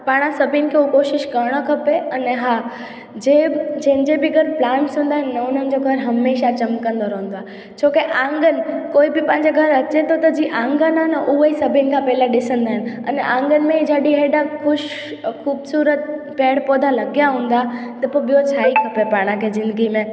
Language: Sindhi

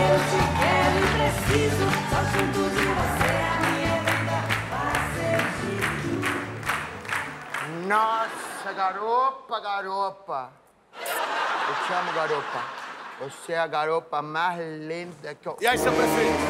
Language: Portuguese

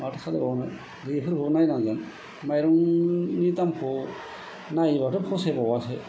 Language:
Bodo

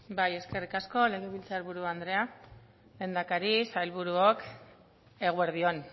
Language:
Basque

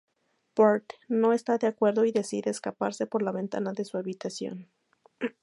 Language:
Spanish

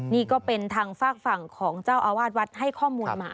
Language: Thai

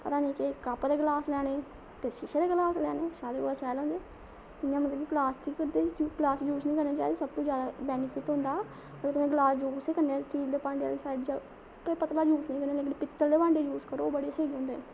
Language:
Dogri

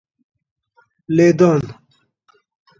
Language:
Central Kurdish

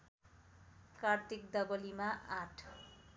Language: Nepali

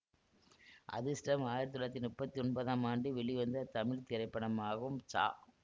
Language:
Tamil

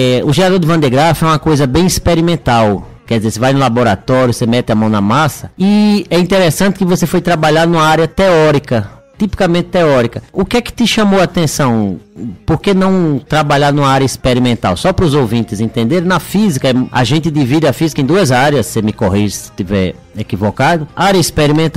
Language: Portuguese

